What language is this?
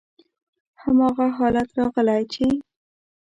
Pashto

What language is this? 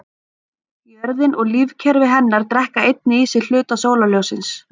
Icelandic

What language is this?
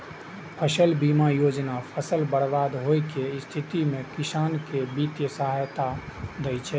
Maithili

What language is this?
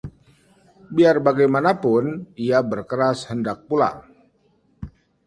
Indonesian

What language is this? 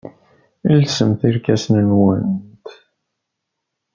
Kabyle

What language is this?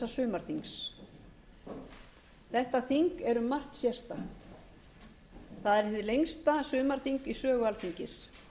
Icelandic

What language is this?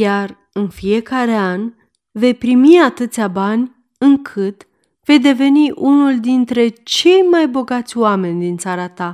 Romanian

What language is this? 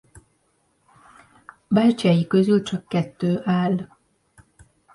Hungarian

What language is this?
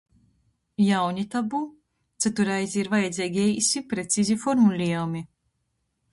Latgalian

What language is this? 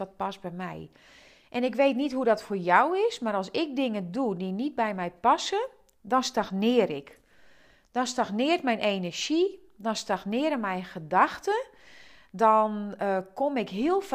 Dutch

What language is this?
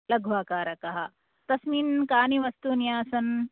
Sanskrit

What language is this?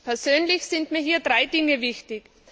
German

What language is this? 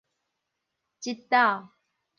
Min Nan Chinese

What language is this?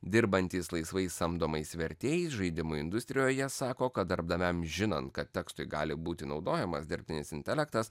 Lithuanian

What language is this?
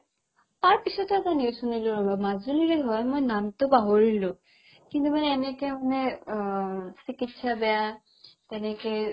Assamese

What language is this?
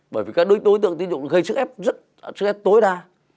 Vietnamese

